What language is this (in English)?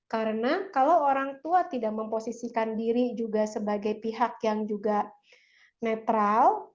Indonesian